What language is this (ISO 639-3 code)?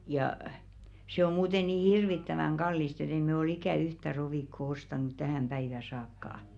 fin